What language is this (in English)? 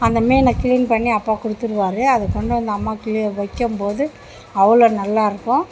Tamil